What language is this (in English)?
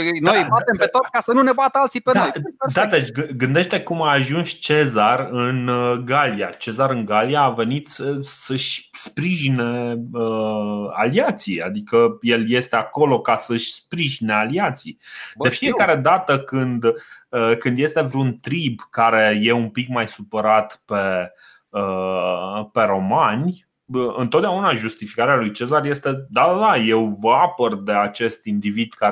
Romanian